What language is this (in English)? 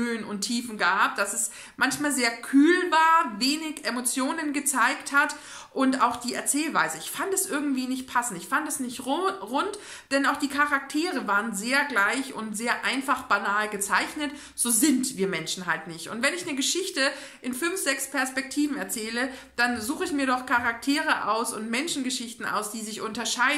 German